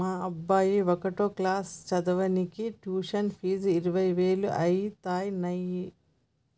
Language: Telugu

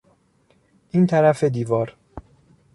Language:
Persian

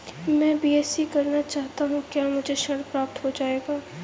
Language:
Hindi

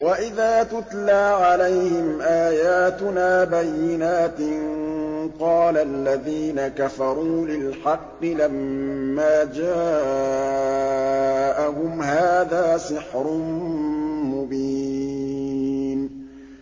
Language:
Arabic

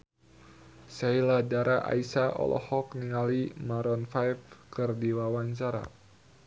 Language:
Sundanese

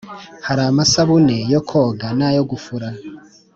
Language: Kinyarwanda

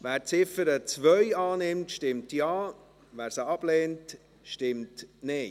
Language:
Swiss German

